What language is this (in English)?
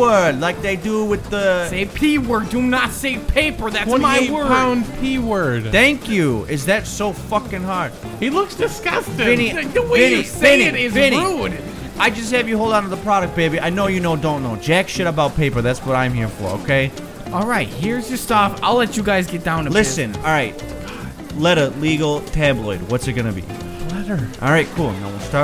English